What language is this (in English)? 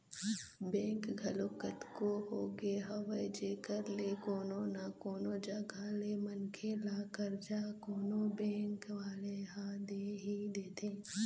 Chhattisgarhi